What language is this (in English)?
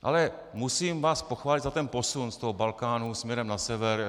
Czech